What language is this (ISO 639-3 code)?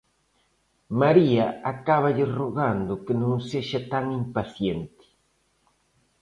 glg